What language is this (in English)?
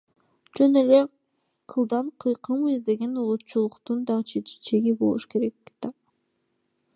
Kyrgyz